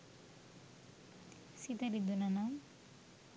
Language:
Sinhala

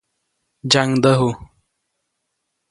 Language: Copainalá Zoque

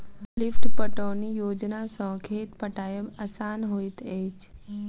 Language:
Maithili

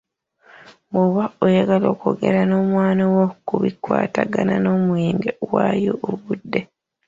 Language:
Ganda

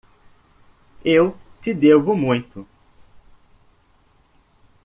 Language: Portuguese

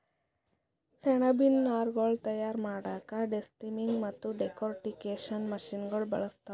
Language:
Kannada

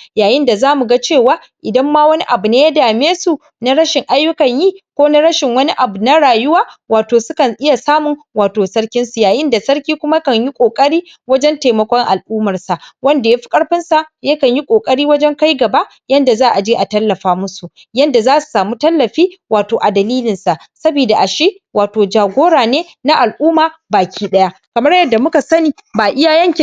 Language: Hausa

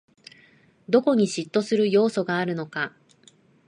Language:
Japanese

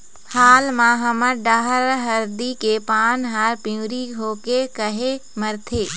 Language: Chhattisgarhi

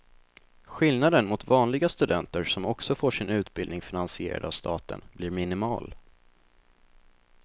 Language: Swedish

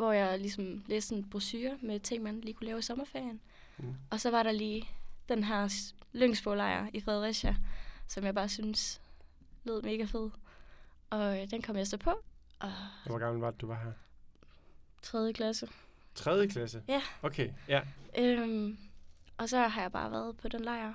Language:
Danish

